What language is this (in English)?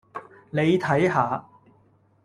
Cantonese